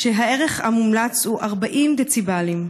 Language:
Hebrew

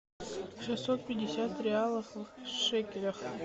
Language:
Russian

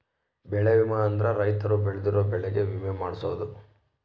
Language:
Kannada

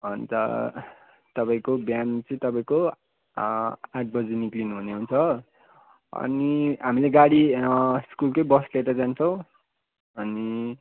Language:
Nepali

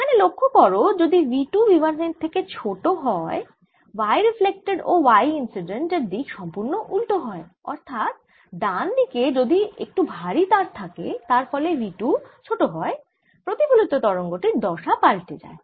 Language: Bangla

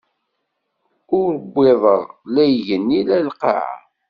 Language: Kabyle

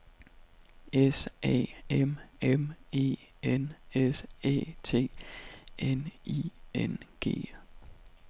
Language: Danish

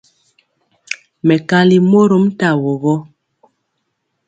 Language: Mpiemo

